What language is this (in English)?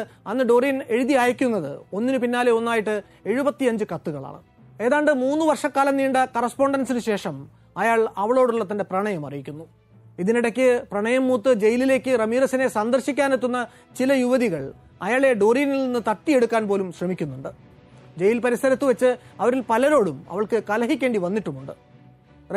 Malayalam